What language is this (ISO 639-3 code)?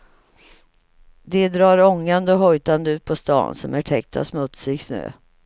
swe